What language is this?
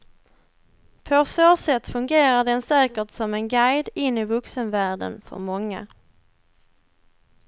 Swedish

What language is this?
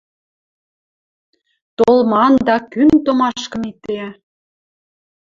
Western Mari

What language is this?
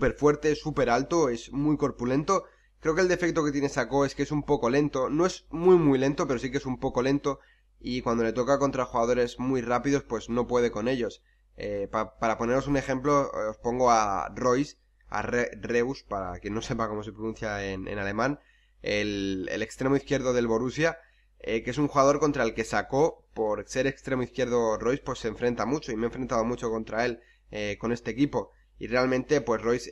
Spanish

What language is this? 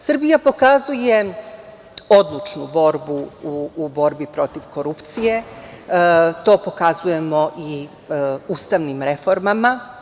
Serbian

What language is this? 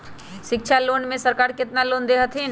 Magahi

